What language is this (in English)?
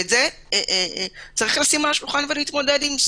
Hebrew